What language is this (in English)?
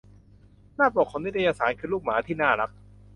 Thai